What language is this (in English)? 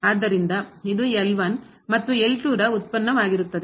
Kannada